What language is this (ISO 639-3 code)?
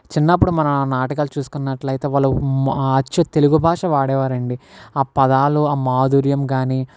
tel